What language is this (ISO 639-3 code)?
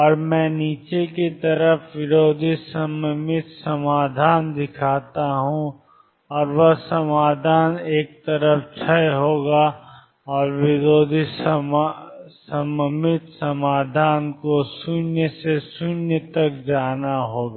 hin